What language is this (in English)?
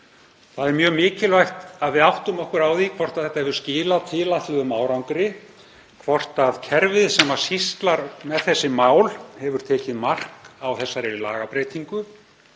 Icelandic